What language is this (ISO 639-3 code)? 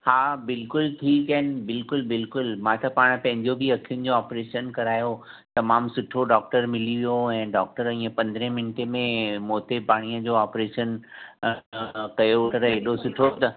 snd